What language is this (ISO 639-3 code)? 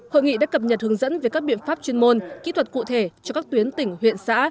vie